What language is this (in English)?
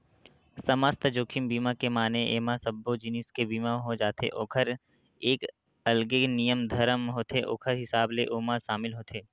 Chhattisgarhi